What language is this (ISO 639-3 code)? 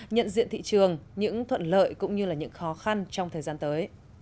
vie